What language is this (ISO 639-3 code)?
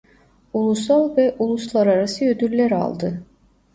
tur